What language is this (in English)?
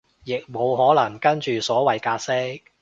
Cantonese